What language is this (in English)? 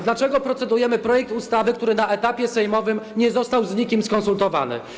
Polish